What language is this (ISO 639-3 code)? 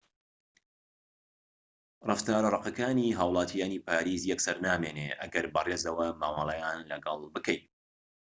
ckb